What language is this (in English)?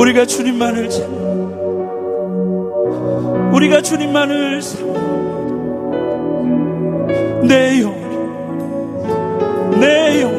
Korean